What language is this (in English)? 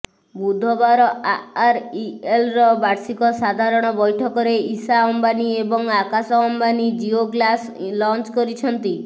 Odia